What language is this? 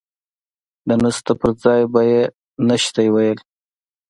Pashto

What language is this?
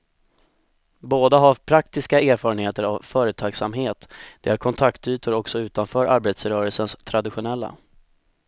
Swedish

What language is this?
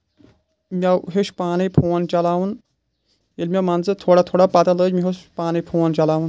Kashmiri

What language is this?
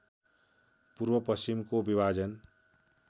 Nepali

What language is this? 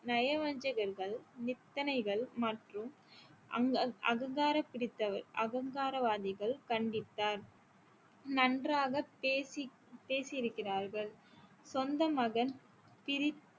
Tamil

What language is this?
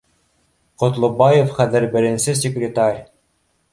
Bashkir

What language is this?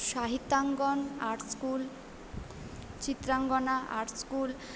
Bangla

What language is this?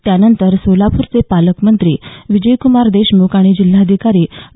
Marathi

